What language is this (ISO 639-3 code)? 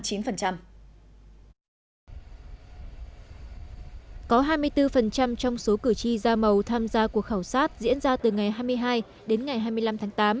vie